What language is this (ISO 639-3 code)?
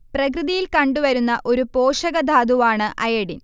mal